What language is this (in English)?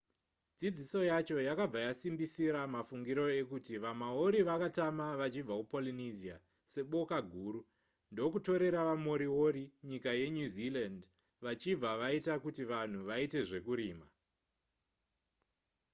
Shona